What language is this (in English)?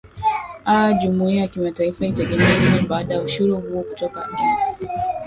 Swahili